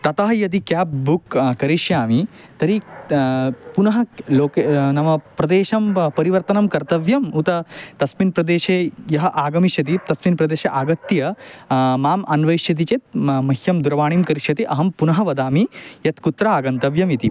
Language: Sanskrit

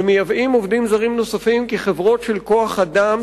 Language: Hebrew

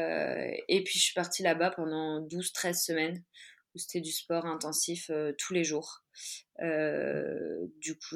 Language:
French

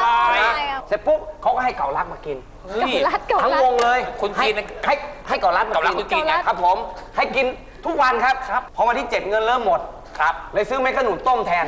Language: Thai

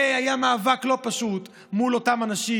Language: Hebrew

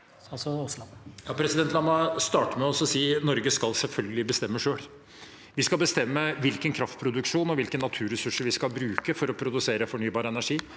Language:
Norwegian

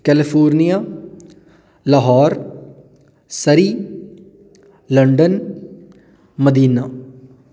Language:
Punjabi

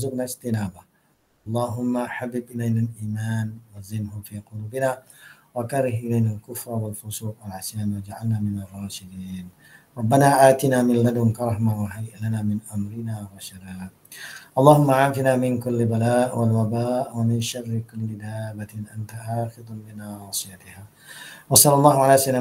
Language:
Malay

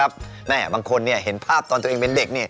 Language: Thai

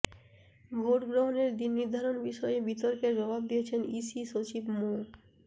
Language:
Bangla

